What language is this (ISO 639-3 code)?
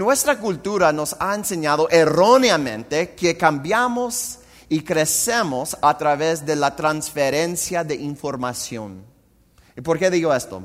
spa